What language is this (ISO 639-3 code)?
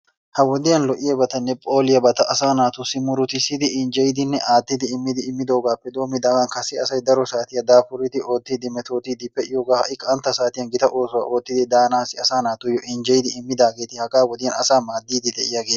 wal